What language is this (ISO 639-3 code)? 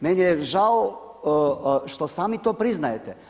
hrv